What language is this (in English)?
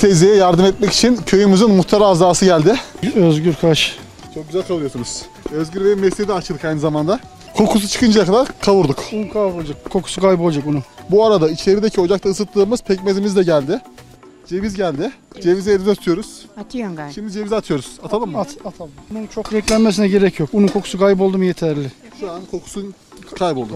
Turkish